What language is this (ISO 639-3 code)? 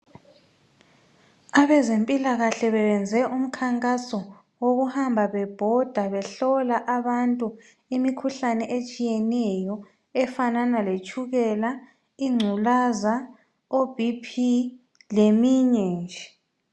nde